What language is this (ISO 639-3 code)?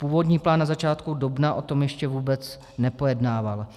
ces